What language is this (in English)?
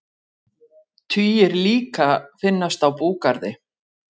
Icelandic